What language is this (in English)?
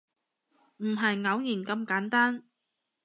Cantonese